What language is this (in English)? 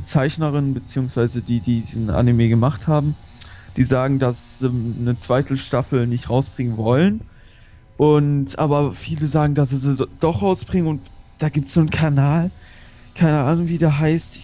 German